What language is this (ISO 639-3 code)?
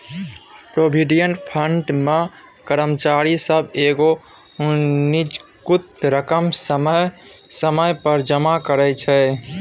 mai